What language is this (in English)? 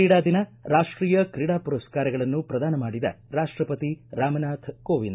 Kannada